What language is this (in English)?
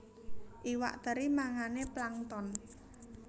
Javanese